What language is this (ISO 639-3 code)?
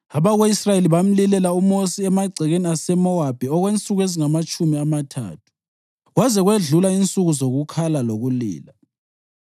nde